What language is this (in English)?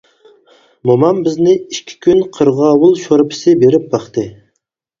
Uyghur